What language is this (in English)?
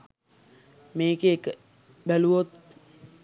Sinhala